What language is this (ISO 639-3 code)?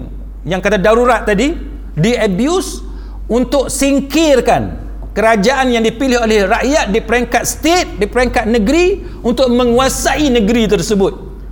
msa